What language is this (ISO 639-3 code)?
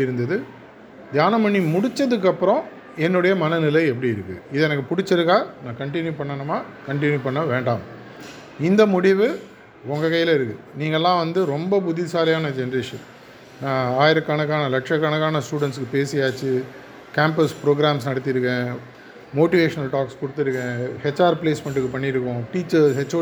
tam